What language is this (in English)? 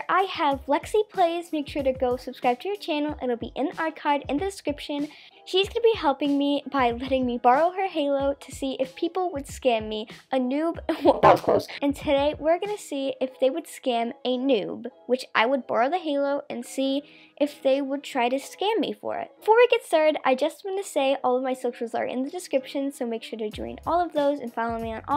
English